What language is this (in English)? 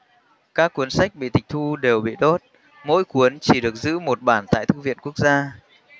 Vietnamese